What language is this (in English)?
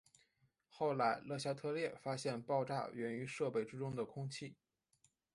Chinese